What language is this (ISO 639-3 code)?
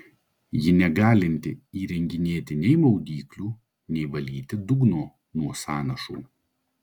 lit